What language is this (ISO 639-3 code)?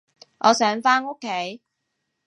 yue